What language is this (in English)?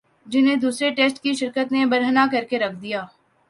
Urdu